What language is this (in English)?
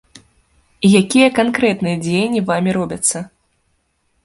Belarusian